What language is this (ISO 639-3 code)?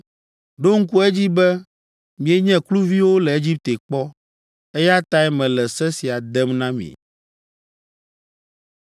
ewe